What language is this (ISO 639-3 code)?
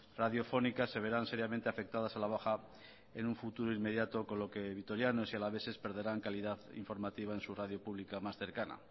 spa